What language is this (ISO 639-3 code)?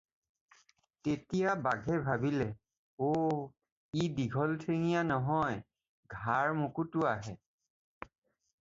asm